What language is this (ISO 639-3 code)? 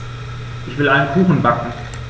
deu